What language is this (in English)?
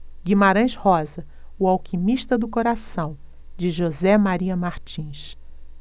Portuguese